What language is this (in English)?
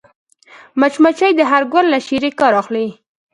Pashto